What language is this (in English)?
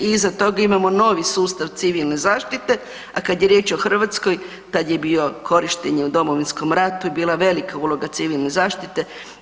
Croatian